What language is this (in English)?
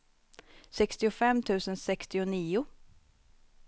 Swedish